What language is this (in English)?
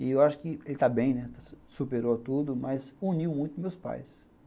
Portuguese